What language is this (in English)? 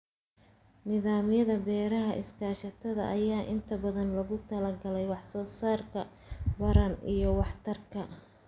Somali